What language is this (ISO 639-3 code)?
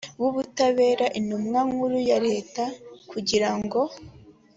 kin